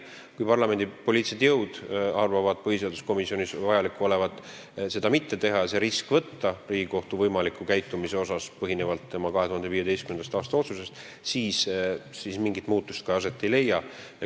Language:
Estonian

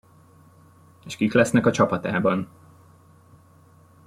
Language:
Hungarian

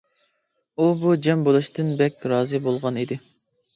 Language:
Uyghur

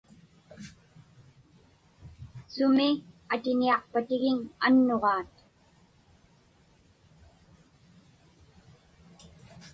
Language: Inupiaq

